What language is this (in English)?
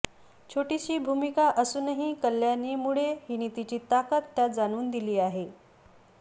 Marathi